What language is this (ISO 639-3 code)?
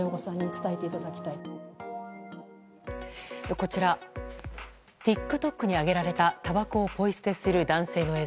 jpn